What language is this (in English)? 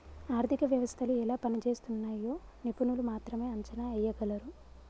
Telugu